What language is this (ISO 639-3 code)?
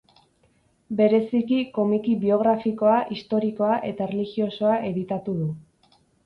eus